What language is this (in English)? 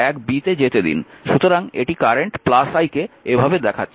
Bangla